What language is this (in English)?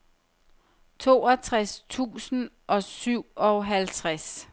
Danish